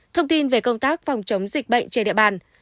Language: Vietnamese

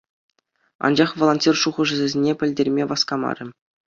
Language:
Chuvash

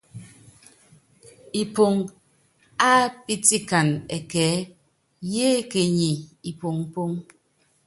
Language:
Yangben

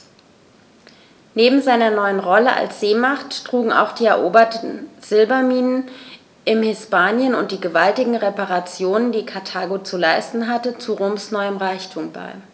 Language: German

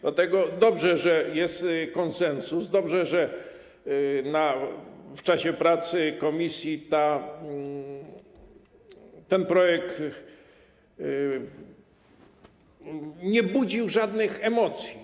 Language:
Polish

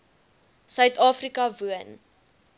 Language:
Afrikaans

